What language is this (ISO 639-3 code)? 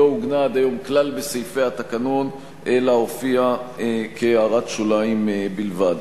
heb